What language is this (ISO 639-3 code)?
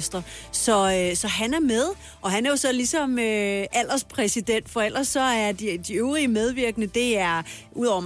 dan